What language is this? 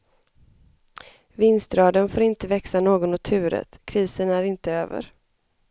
Swedish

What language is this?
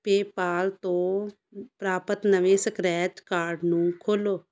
Punjabi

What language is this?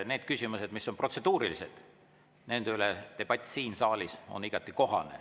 Estonian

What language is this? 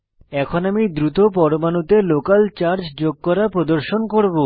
Bangla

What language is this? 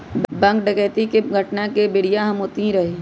Magahi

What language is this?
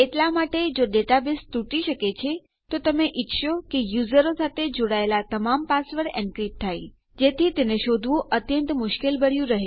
Gujarati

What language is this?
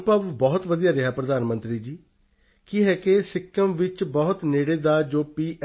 Punjabi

